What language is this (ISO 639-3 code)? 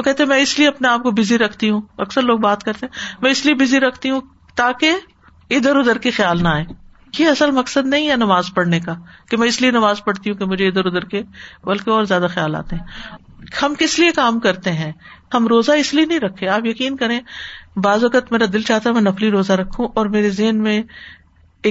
urd